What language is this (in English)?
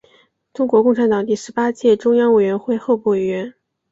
Chinese